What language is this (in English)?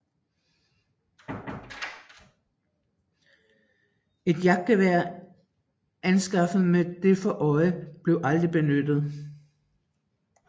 Danish